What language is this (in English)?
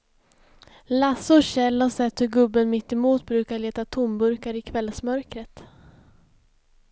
Swedish